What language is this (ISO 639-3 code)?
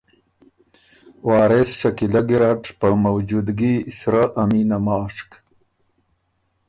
oru